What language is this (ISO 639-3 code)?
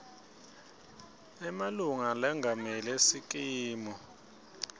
ssw